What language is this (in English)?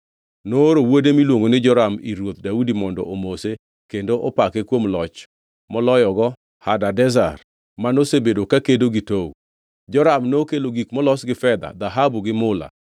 Luo (Kenya and Tanzania)